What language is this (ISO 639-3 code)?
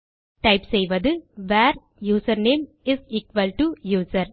tam